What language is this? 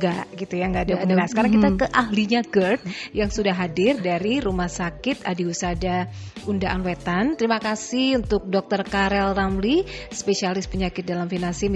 Indonesian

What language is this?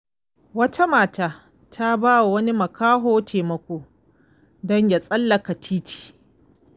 Hausa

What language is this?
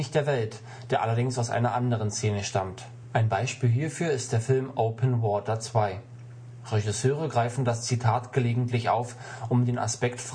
German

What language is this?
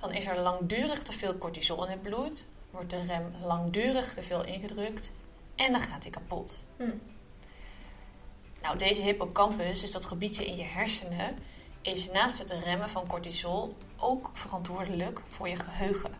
Dutch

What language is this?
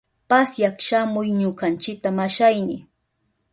Southern Pastaza Quechua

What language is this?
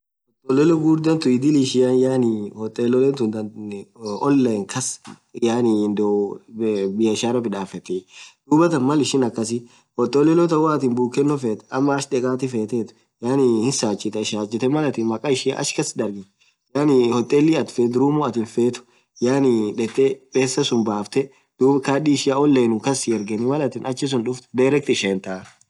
Orma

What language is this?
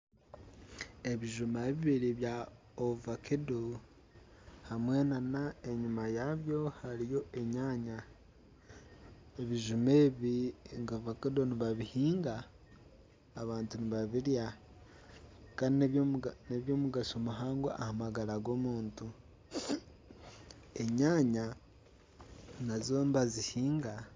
Nyankole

